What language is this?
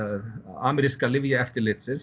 Icelandic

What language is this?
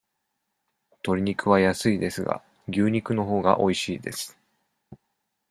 Japanese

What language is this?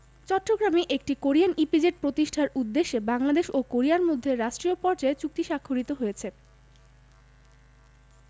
Bangla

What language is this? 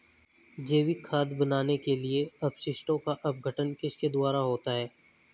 Hindi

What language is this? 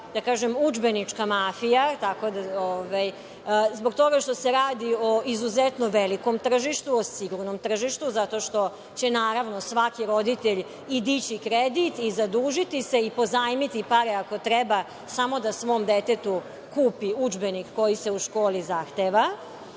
Serbian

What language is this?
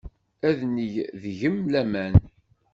Kabyle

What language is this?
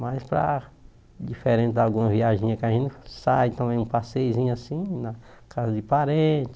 Portuguese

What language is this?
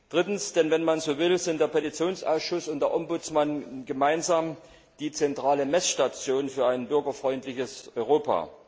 German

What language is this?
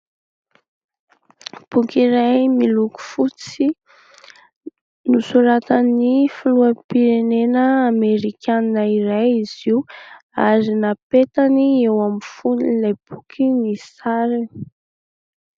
Malagasy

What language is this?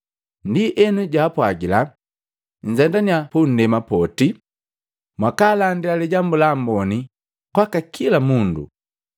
Matengo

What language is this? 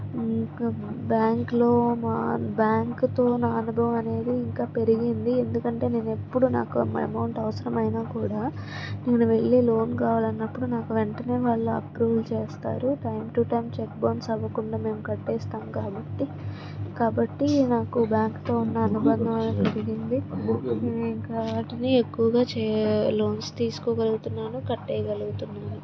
Telugu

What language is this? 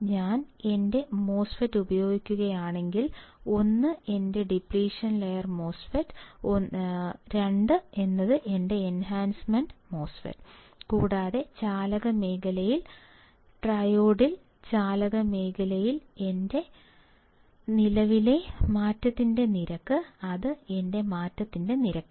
Malayalam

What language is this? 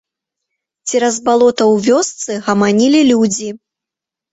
Belarusian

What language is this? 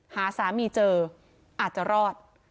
Thai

